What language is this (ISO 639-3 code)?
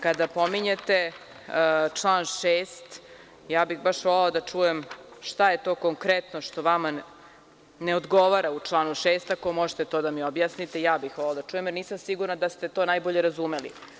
srp